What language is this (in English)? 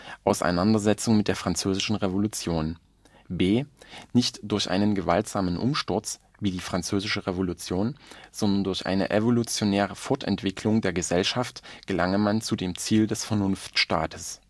German